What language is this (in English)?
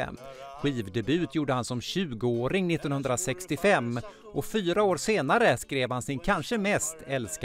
Swedish